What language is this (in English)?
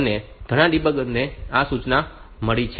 Gujarati